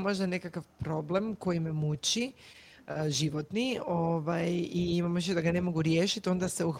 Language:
Croatian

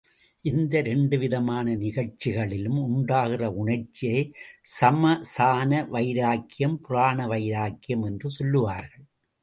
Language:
Tamil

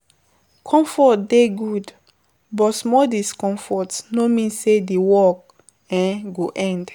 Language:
Nigerian Pidgin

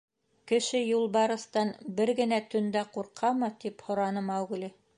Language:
Bashkir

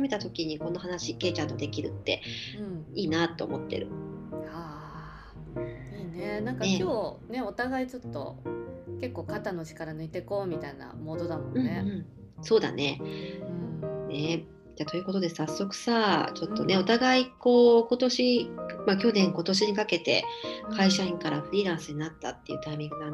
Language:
Japanese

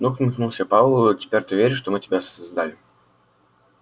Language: Russian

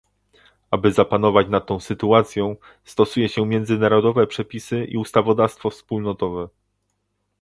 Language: Polish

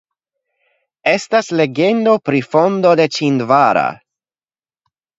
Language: Esperanto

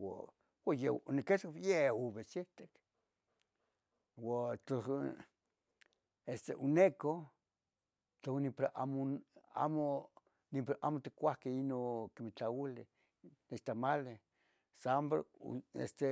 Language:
Tetelcingo Nahuatl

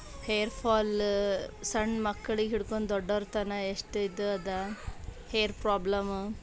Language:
Kannada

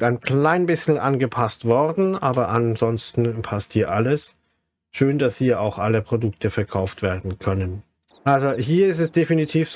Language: German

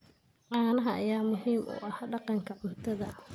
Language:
Somali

